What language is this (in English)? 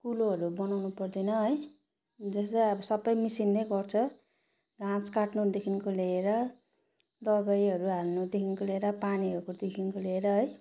Nepali